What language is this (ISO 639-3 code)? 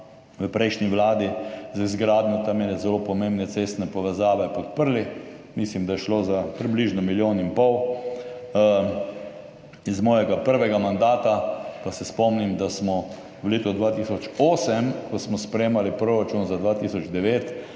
slv